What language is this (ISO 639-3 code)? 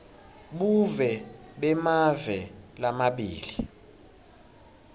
ssw